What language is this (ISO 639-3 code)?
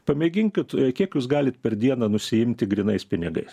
lit